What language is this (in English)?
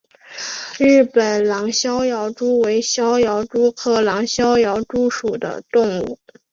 Chinese